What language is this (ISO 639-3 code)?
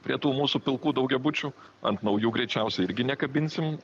lit